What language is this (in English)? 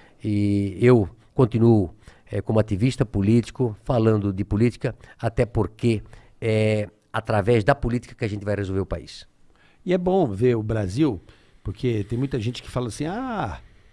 Portuguese